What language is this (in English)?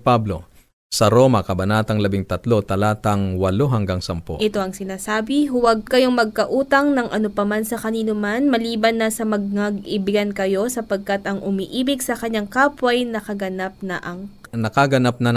Filipino